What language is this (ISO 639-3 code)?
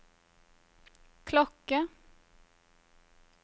nor